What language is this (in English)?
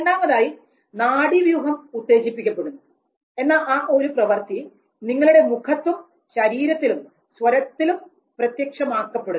Malayalam